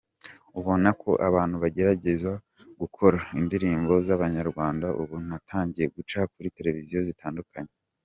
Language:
Kinyarwanda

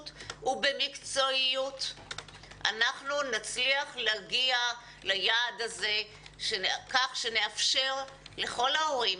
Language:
Hebrew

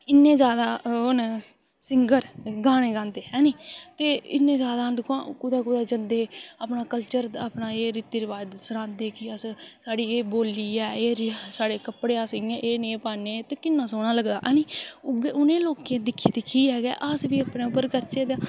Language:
Dogri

